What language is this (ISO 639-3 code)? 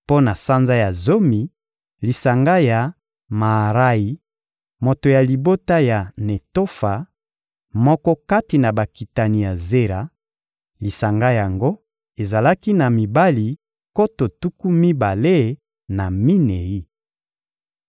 lin